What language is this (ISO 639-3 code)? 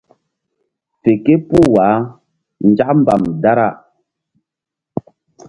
mdd